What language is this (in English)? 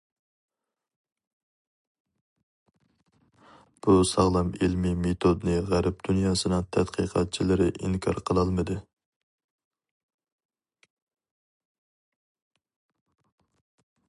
Uyghur